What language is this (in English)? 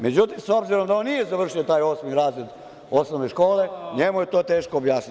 Serbian